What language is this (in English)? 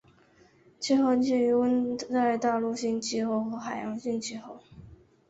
Chinese